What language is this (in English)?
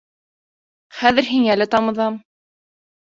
Bashkir